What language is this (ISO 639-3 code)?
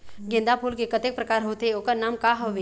hne